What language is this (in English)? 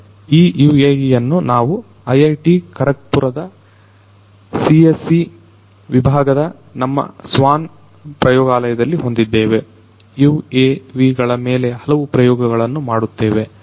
Kannada